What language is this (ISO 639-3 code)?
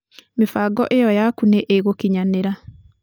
kik